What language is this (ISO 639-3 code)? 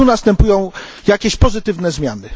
pol